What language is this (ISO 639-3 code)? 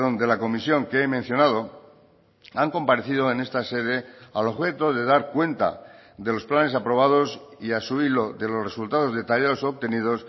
spa